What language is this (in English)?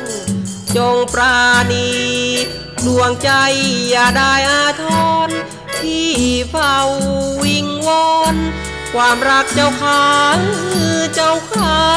Thai